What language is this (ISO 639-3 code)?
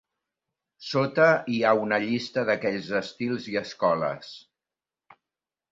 cat